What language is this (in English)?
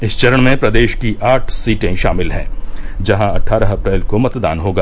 Hindi